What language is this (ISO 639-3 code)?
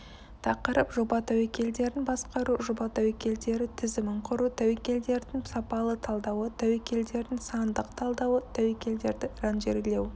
kaz